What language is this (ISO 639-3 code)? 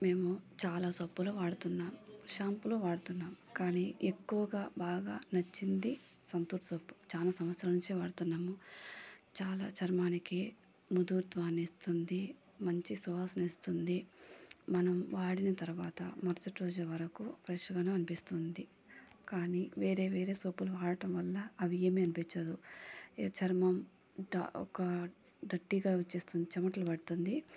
tel